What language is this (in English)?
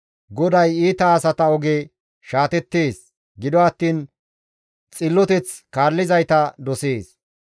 Gamo